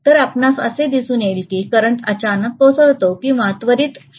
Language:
Marathi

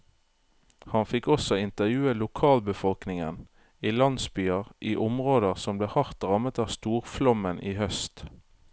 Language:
Norwegian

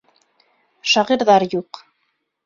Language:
Bashkir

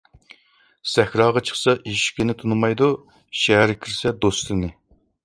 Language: Uyghur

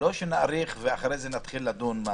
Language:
Hebrew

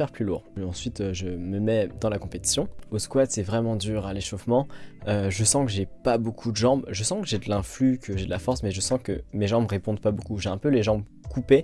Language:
French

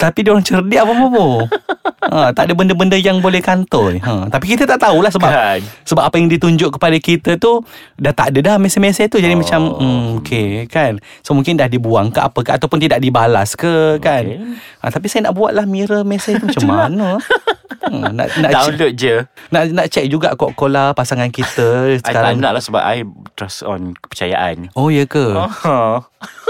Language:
Malay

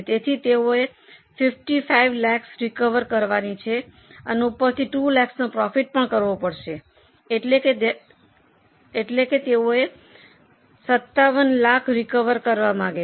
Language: Gujarati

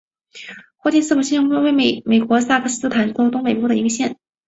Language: Chinese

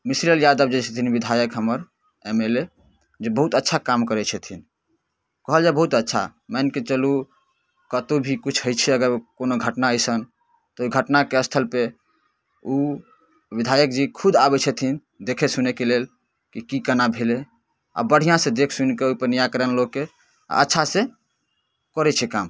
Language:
Maithili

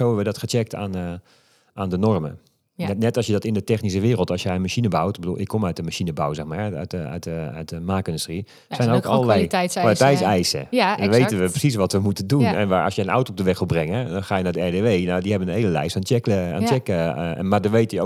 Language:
Dutch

